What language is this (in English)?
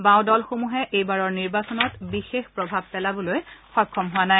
Assamese